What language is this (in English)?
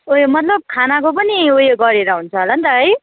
Nepali